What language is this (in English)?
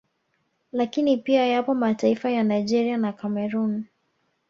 Swahili